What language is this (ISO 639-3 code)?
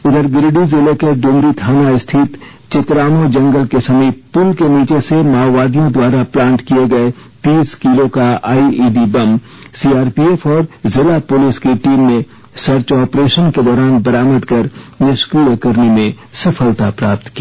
hin